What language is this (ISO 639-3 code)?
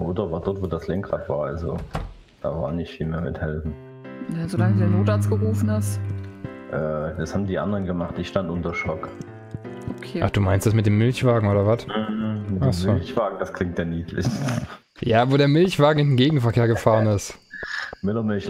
deu